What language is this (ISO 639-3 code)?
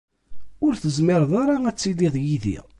kab